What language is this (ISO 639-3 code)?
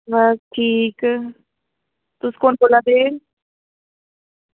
doi